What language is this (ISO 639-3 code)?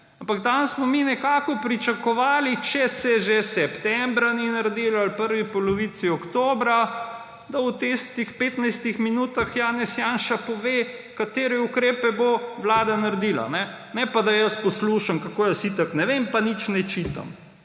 slv